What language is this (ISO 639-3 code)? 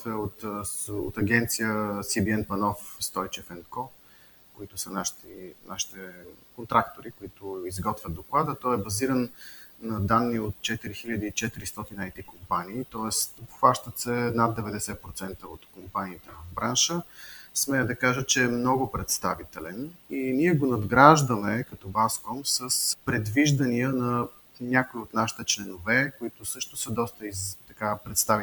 bul